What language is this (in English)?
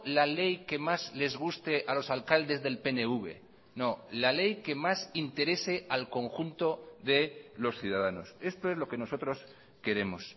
Spanish